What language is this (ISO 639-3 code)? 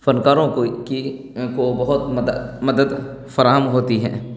urd